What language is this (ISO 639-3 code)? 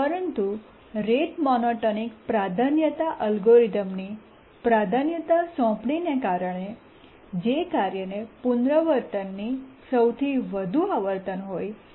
guj